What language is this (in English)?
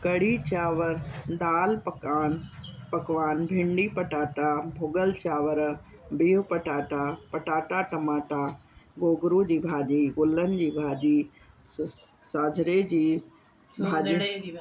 Sindhi